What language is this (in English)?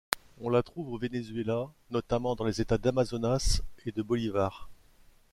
French